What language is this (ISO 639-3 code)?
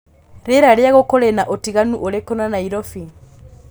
kik